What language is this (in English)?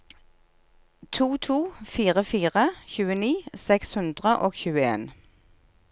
Norwegian